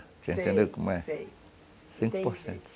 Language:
Portuguese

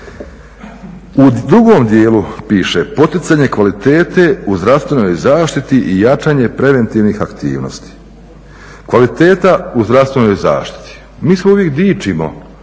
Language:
Croatian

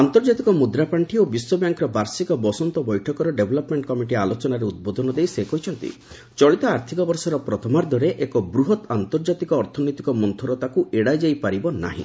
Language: Odia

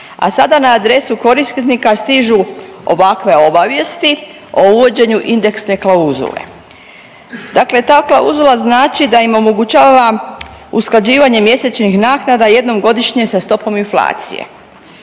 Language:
Croatian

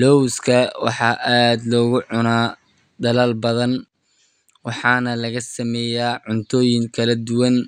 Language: Somali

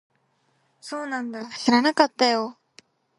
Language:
Japanese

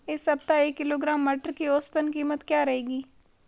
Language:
Hindi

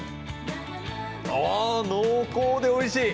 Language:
Japanese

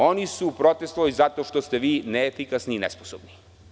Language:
Serbian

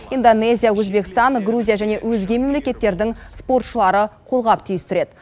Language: Kazakh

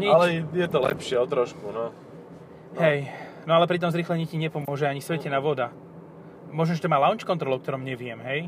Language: Slovak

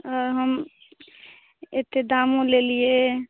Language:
Maithili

